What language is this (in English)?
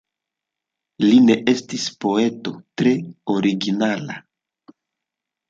Esperanto